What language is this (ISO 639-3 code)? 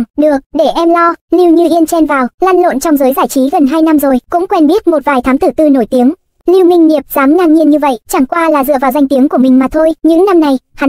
vie